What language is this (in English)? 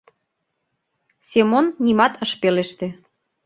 Mari